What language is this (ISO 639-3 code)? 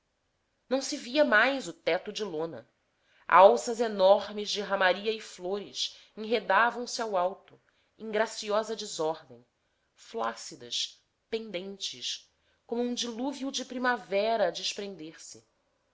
por